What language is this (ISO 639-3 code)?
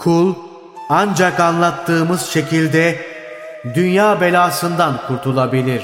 tur